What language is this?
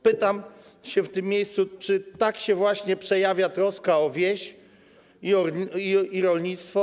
Polish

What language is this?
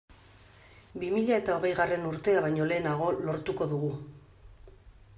Basque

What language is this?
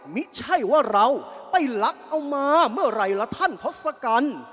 Thai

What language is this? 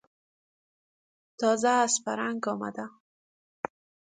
Persian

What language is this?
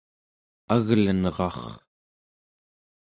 Central Yupik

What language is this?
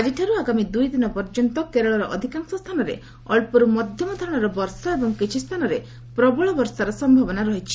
Odia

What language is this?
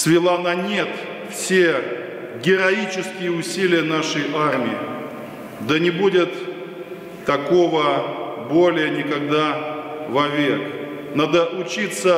Russian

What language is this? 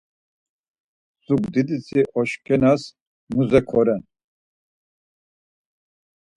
Laz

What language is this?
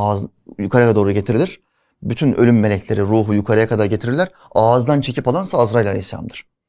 Turkish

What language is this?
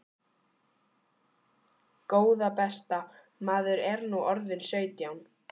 Icelandic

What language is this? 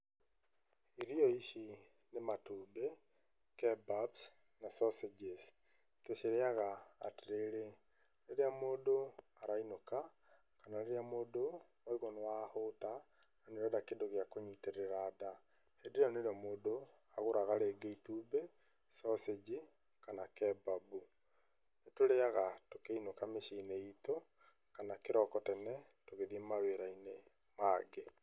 Kikuyu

